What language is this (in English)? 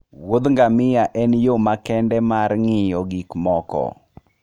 Luo (Kenya and Tanzania)